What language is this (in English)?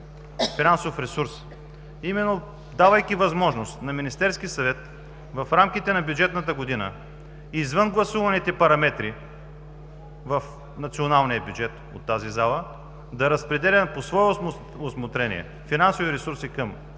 Bulgarian